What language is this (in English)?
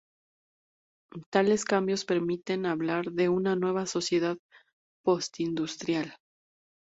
Spanish